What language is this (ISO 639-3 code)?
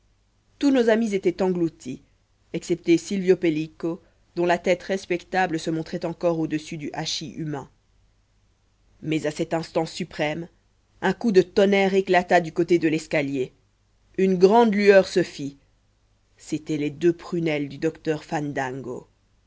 fra